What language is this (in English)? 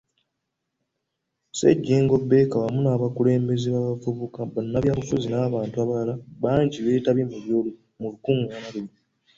Ganda